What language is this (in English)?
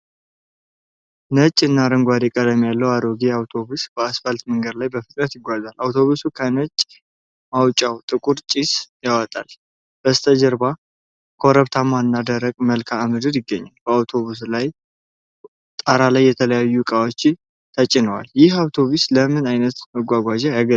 Amharic